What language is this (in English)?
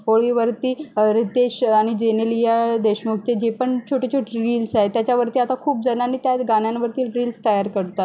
Marathi